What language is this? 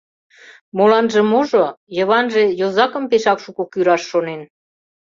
Mari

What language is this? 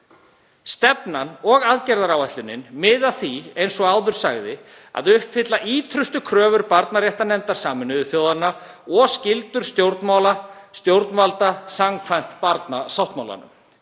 Icelandic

